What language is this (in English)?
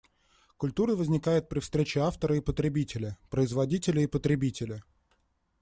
Russian